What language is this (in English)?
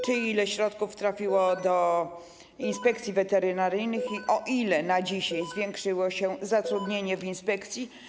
Polish